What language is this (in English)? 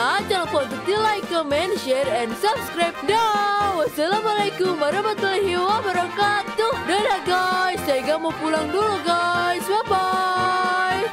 Indonesian